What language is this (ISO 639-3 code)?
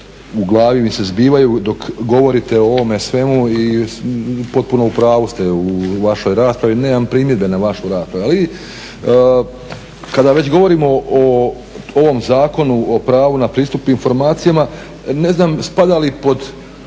hrv